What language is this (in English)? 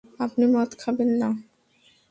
Bangla